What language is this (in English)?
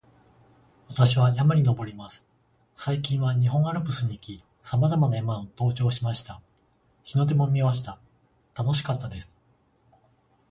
Japanese